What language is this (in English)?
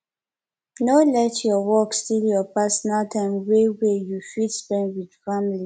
Nigerian Pidgin